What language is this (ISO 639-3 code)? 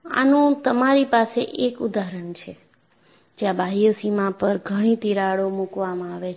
guj